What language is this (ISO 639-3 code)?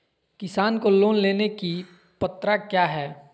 mag